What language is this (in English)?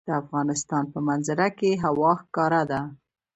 Pashto